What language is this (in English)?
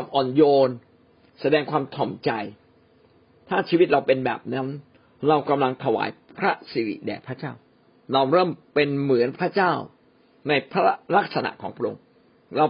Thai